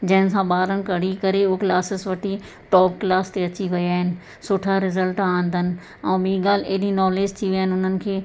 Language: Sindhi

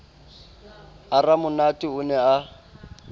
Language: Southern Sotho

